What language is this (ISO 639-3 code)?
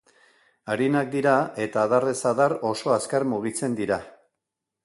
eus